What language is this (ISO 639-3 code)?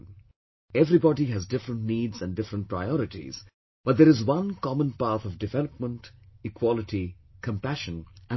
eng